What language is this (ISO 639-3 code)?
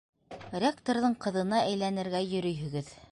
bak